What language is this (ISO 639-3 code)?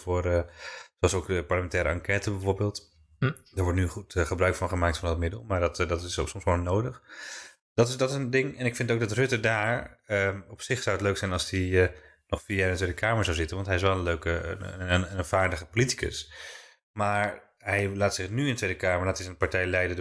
nld